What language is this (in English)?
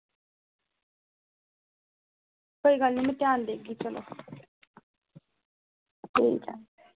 Dogri